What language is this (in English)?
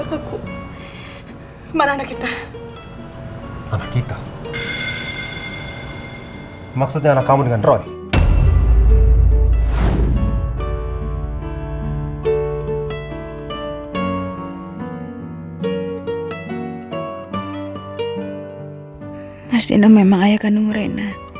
Indonesian